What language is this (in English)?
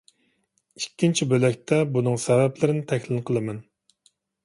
Uyghur